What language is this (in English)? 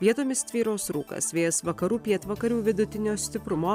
Lithuanian